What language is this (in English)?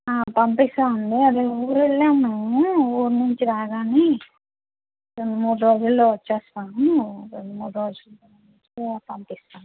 Telugu